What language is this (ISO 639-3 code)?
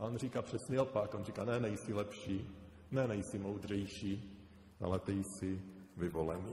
ces